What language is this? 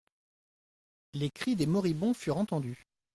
French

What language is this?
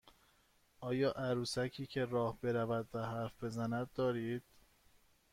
Persian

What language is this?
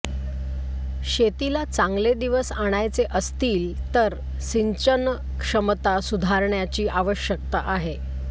Marathi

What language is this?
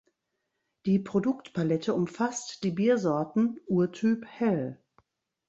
German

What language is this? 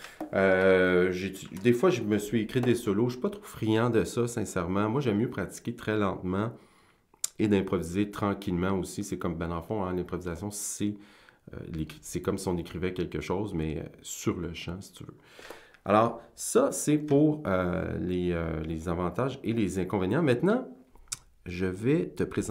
French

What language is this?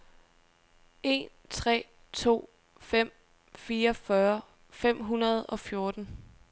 Danish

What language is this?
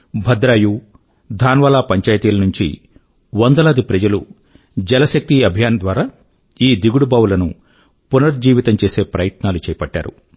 Telugu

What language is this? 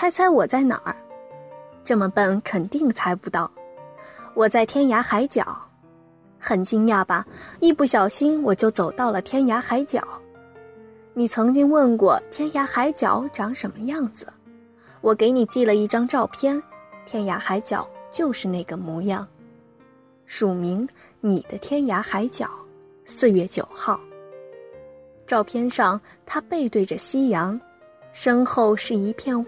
Chinese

